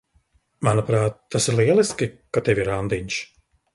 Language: Latvian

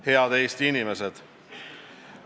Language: Estonian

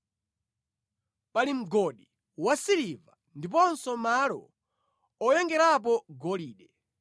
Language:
Nyanja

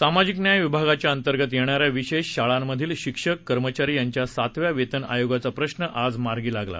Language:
Marathi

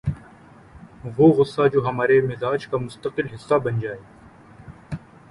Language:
Urdu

